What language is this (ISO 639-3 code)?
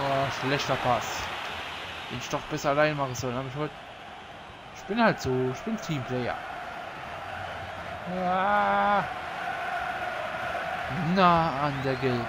deu